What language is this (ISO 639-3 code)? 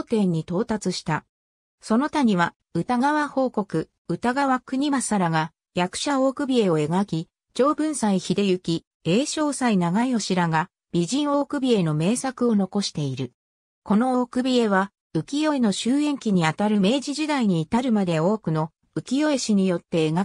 jpn